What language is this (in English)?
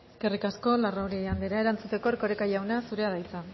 Basque